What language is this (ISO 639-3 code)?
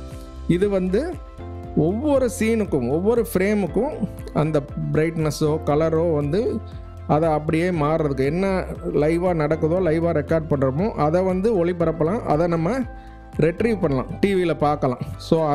hin